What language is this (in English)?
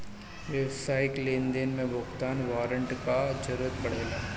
Bhojpuri